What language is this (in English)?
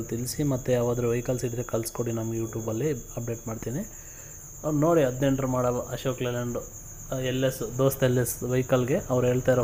Turkish